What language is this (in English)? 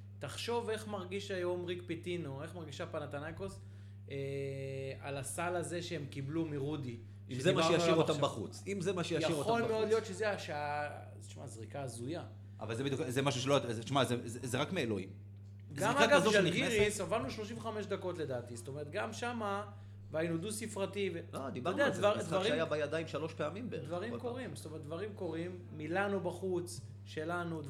Hebrew